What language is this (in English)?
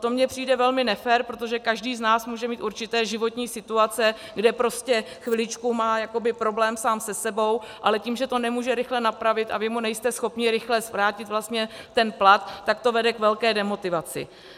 Czech